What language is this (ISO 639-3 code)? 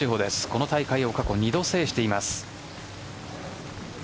jpn